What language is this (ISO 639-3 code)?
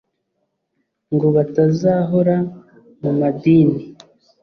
kin